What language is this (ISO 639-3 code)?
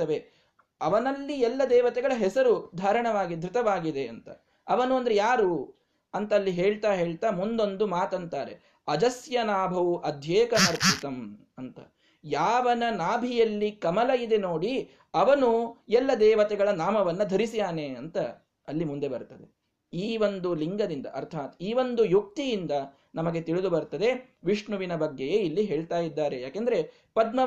kan